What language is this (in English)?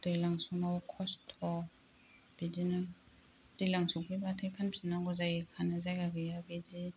Bodo